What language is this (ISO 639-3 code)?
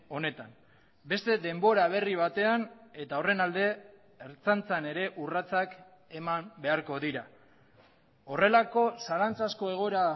eus